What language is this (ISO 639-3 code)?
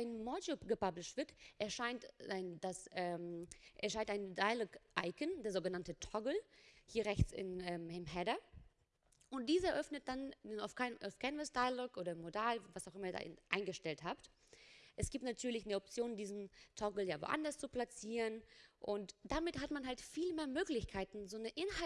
deu